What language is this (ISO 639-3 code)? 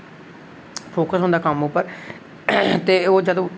doi